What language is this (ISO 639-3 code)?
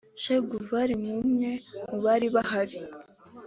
kin